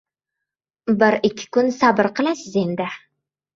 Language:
Uzbek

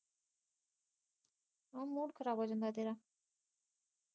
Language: Punjabi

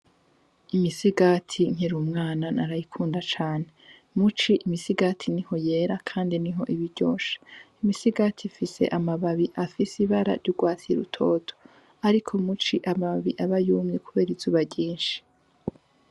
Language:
Rundi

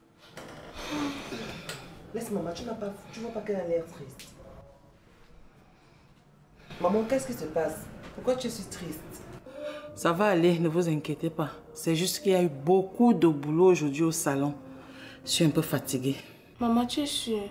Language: French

